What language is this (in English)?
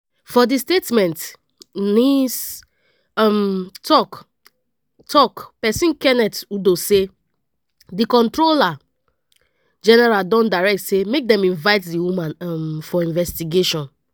Nigerian Pidgin